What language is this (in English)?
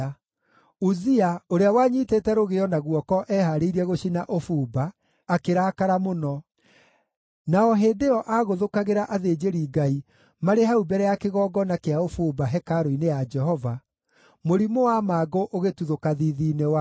Kikuyu